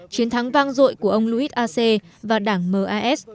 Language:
Vietnamese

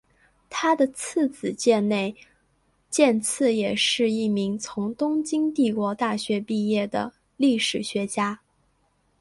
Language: Chinese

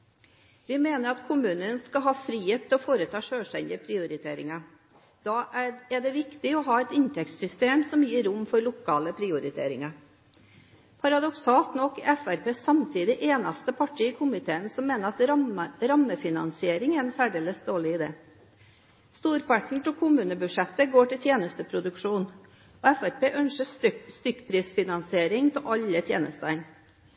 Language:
Norwegian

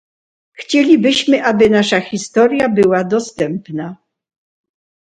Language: Polish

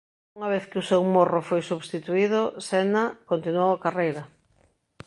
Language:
Galician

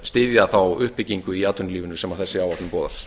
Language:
Icelandic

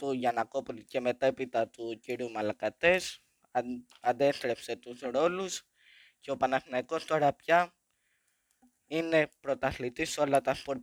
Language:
Greek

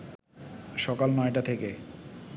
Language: Bangla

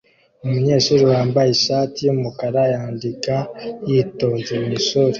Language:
Kinyarwanda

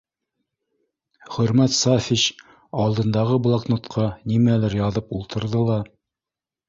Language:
Bashkir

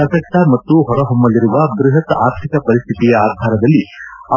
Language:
Kannada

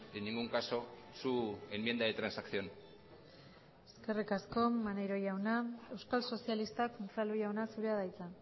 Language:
Basque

